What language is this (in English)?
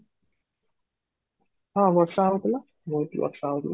Odia